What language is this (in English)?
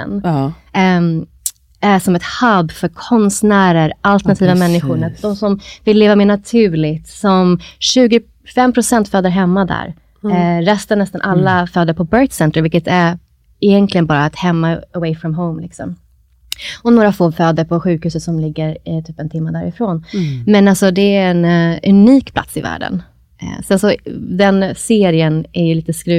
Swedish